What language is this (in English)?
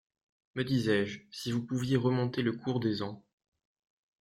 French